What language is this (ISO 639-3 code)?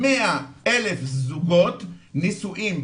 heb